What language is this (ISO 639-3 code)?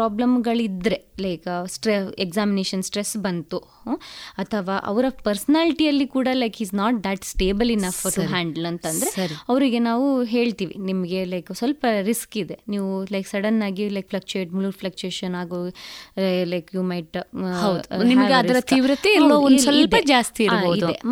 kan